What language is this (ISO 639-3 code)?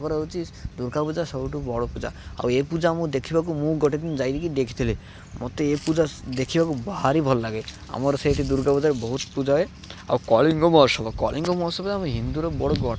ori